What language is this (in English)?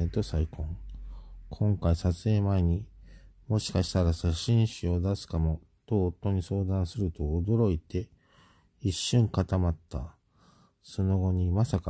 Japanese